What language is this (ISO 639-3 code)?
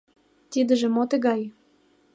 chm